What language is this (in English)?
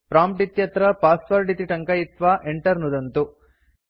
Sanskrit